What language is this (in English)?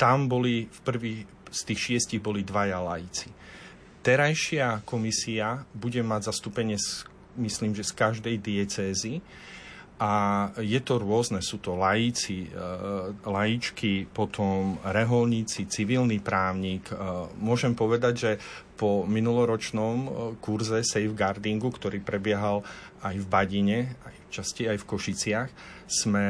Slovak